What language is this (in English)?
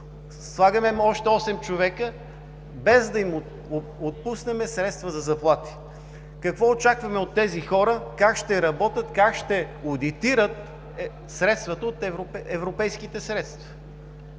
Bulgarian